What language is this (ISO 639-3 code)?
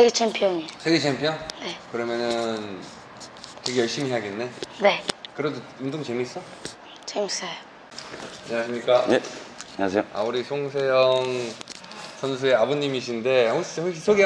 kor